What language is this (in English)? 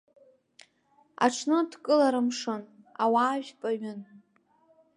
Abkhazian